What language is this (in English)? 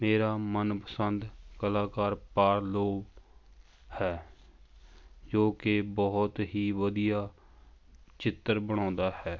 Punjabi